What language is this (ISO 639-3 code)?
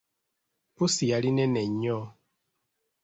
lug